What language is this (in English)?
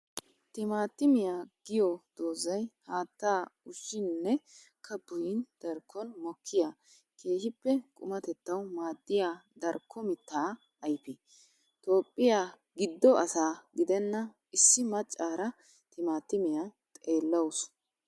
Wolaytta